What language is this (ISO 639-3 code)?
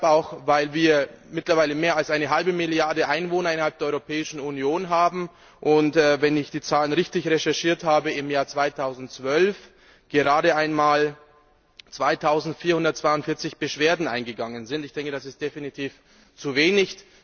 deu